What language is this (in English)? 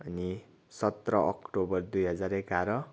Nepali